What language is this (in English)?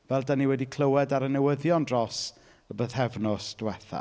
Welsh